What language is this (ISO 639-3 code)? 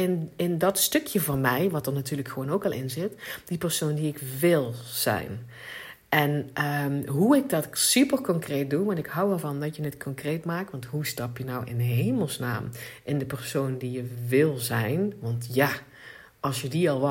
nld